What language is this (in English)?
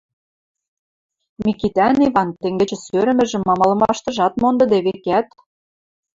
Western Mari